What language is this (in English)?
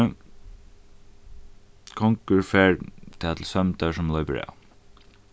Faroese